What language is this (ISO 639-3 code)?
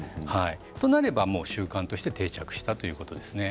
jpn